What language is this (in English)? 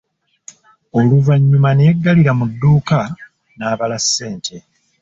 Ganda